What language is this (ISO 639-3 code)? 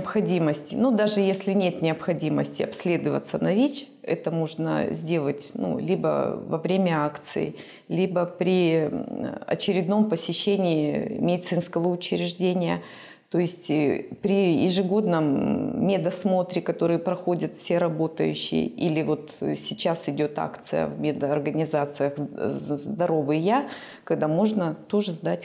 rus